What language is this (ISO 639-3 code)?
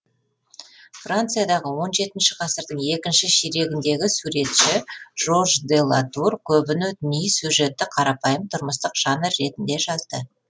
kaz